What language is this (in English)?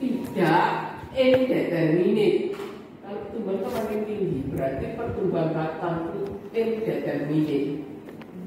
Indonesian